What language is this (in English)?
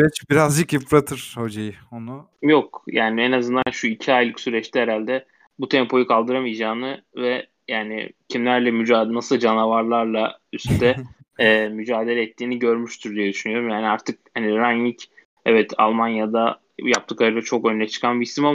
Turkish